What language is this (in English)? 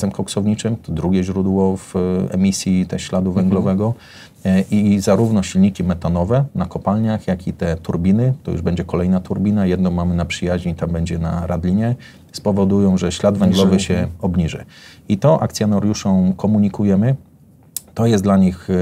Polish